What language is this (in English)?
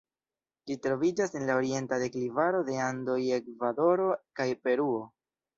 Esperanto